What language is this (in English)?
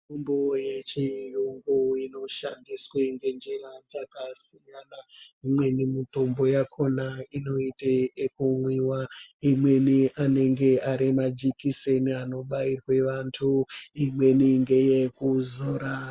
Ndau